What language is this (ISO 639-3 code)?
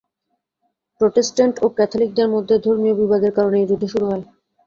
ben